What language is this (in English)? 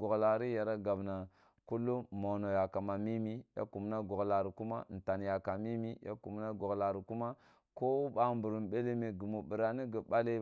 Kulung (Nigeria)